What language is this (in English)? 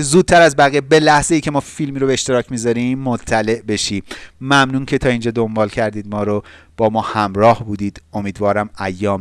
Persian